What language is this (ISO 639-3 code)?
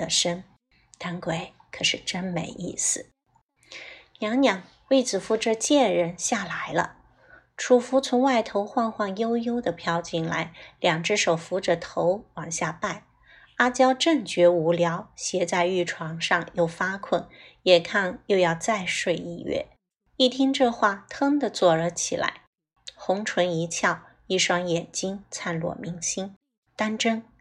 zho